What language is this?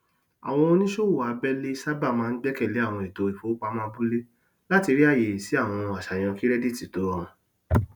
Yoruba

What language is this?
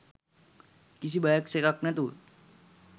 Sinhala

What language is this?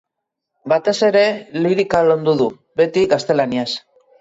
Basque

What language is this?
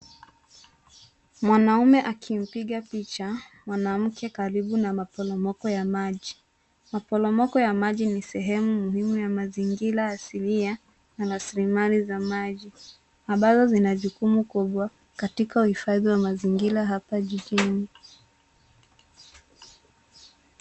Swahili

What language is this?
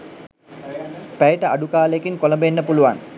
Sinhala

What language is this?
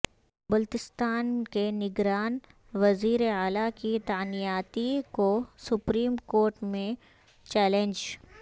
Urdu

